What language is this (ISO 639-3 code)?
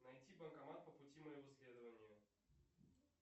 rus